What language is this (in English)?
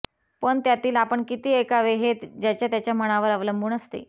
Marathi